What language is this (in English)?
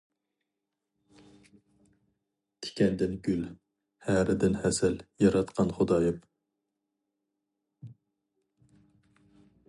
Uyghur